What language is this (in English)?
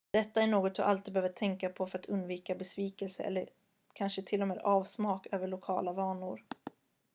Swedish